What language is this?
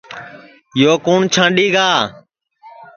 Sansi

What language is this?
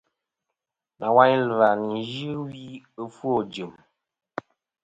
Kom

